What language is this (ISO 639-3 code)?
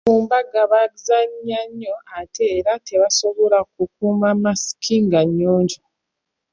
lug